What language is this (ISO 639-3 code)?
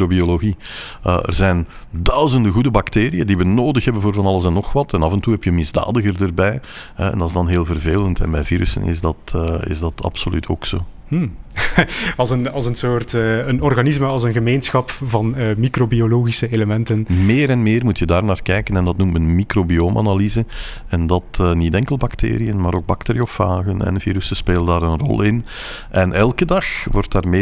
nld